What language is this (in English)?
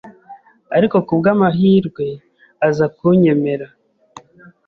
Kinyarwanda